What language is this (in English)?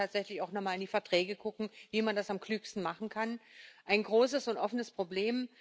German